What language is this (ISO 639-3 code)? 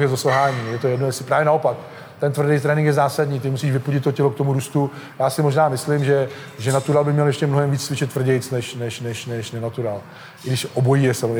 ces